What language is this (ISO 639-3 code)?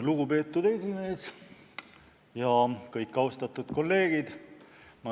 est